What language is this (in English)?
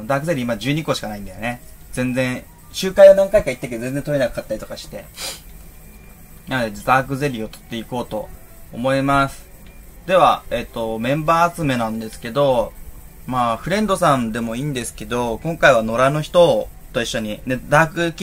Japanese